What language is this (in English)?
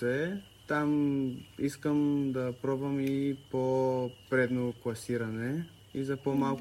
Bulgarian